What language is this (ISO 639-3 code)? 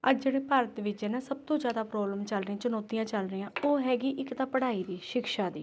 pan